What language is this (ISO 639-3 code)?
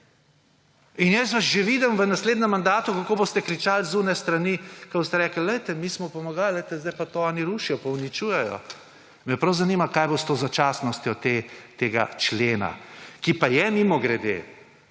slv